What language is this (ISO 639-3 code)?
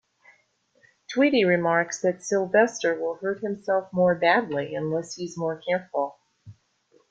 eng